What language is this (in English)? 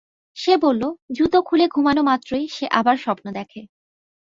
Bangla